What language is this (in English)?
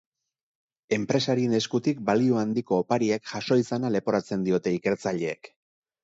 Basque